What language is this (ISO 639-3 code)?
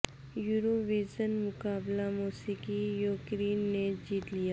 urd